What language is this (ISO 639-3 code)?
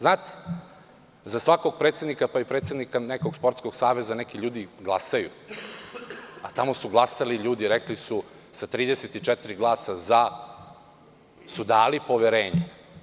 srp